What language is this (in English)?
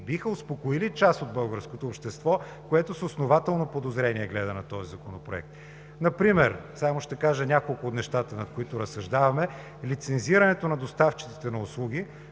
Bulgarian